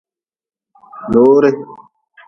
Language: Nawdm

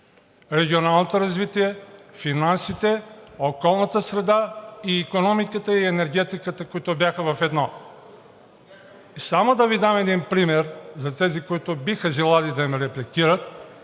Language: Bulgarian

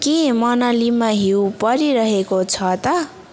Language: Nepali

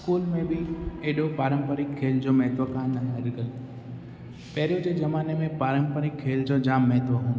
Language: Sindhi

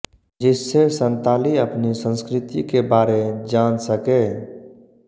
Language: Hindi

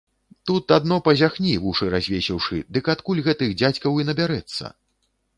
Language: Belarusian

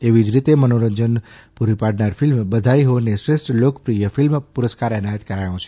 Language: Gujarati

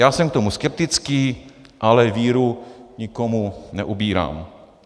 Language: Czech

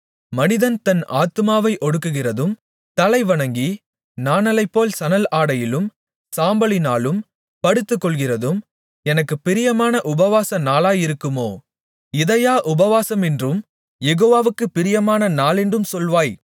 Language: Tamil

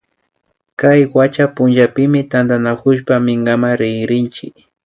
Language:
Imbabura Highland Quichua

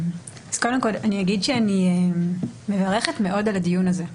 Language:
Hebrew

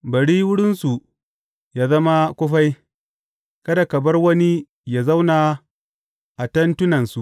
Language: Hausa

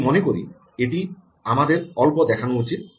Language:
Bangla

